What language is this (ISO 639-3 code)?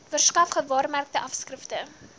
afr